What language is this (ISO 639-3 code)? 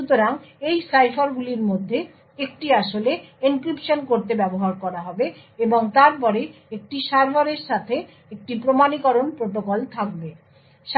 ben